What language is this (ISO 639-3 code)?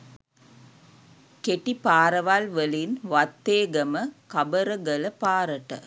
sin